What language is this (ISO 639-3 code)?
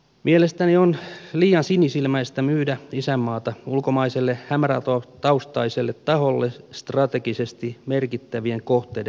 fin